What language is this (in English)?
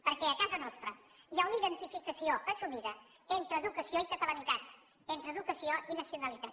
Catalan